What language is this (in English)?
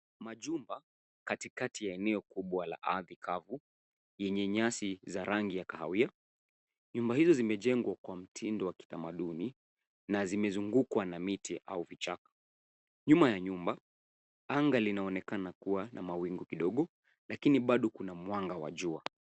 Swahili